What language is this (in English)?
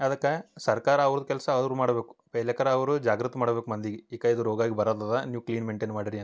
Kannada